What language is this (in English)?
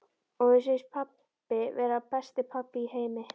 Icelandic